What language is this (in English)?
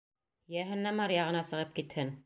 Bashkir